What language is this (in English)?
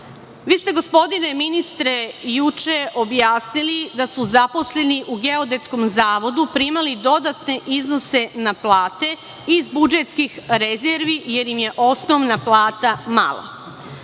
Serbian